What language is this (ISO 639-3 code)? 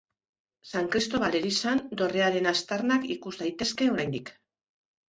eus